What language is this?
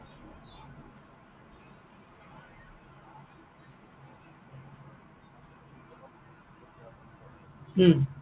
Assamese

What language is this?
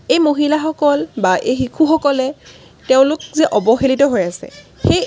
Assamese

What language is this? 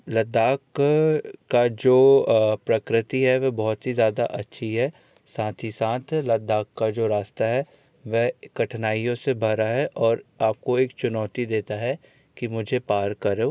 Hindi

